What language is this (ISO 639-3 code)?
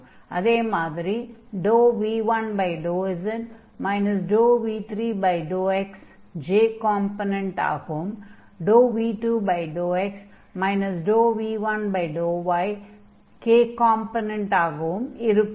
tam